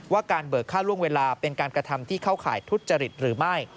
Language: Thai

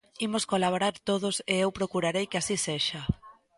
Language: Galician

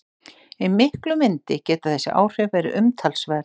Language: Icelandic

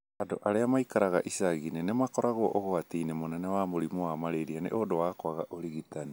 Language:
Kikuyu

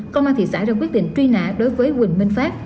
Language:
Vietnamese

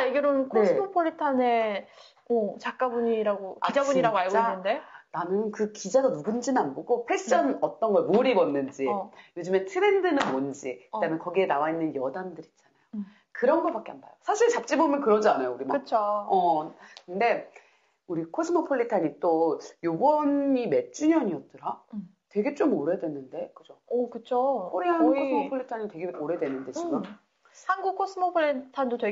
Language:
Korean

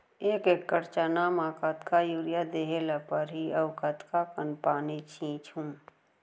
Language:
Chhattisgarhi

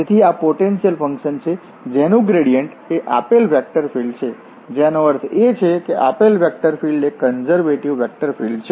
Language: Gujarati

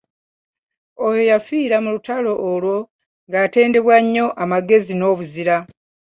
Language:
Ganda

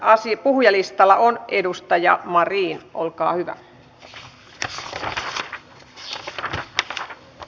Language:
Finnish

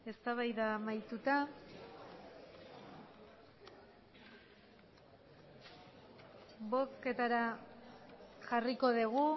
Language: Basque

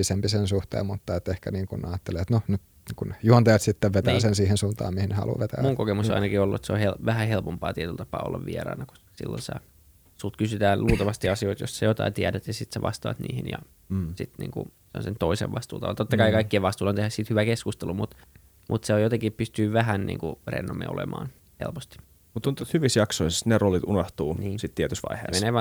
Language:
Finnish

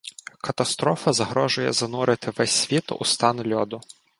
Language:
Ukrainian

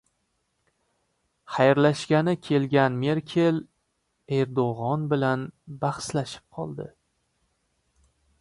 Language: Uzbek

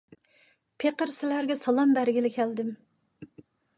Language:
Uyghur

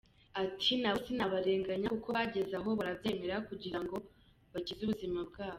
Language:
Kinyarwanda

